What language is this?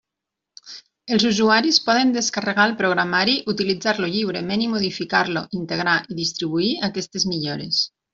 Catalan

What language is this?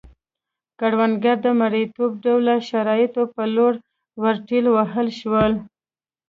Pashto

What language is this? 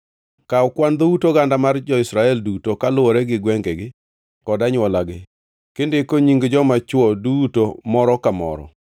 Luo (Kenya and Tanzania)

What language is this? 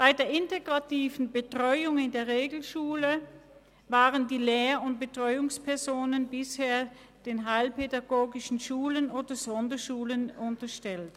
Swiss German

